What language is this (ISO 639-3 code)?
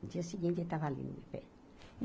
por